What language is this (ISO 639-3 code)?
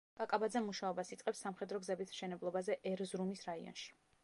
kat